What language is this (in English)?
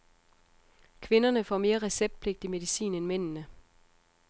Danish